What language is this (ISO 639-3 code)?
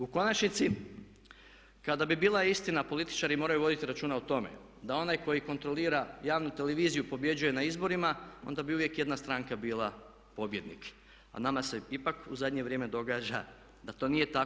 hrv